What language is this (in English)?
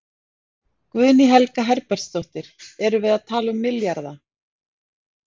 Icelandic